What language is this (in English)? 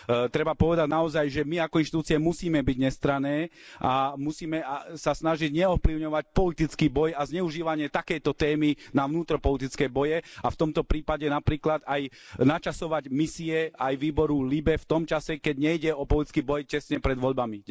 Slovak